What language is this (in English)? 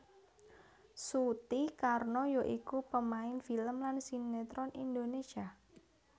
Javanese